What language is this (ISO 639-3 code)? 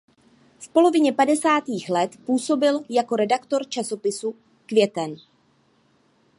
ces